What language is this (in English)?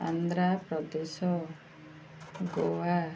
Odia